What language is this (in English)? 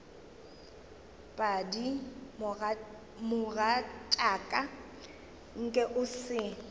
Northern Sotho